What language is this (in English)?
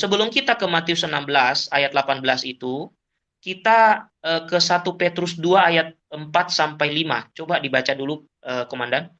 Indonesian